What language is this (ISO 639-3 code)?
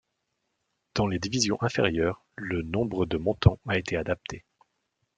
fra